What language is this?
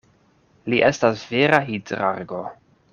Esperanto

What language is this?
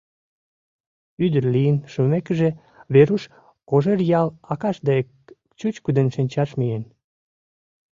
Mari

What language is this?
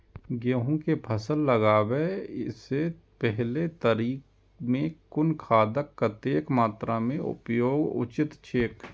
Maithili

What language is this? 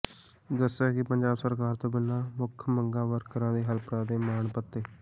Punjabi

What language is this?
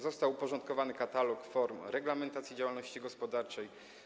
Polish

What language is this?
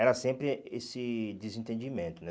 Portuguese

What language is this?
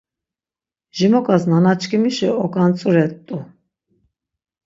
Laz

